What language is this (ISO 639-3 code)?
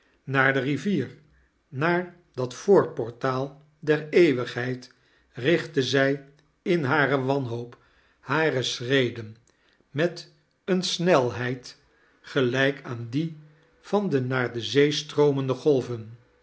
nld